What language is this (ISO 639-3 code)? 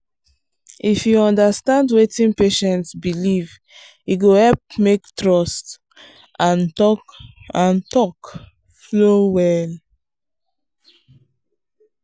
pcm